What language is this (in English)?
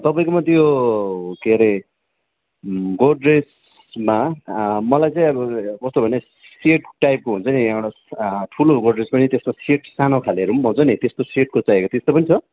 Nepali